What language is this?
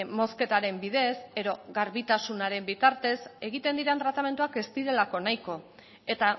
Basque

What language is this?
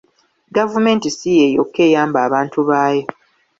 Ganda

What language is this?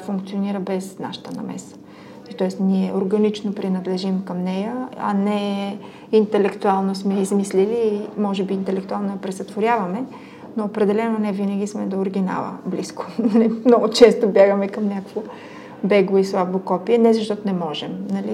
Bulgarian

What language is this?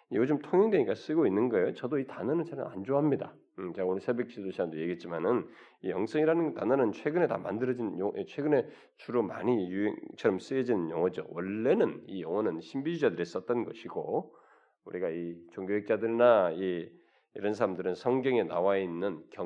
Korean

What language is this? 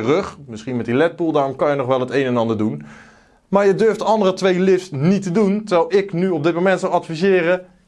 Dutch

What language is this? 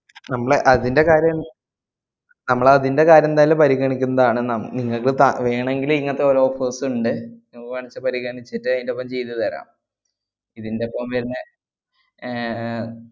Malayalam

